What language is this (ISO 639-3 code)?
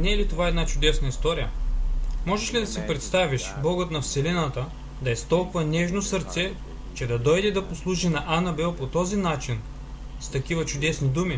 bul